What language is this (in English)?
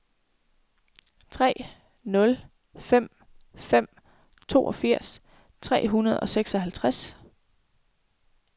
Danish